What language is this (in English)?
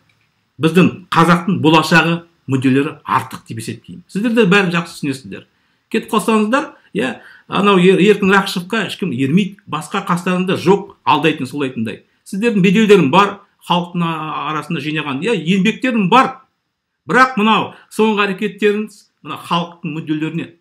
Turkish